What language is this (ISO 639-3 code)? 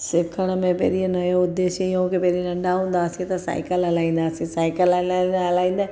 snd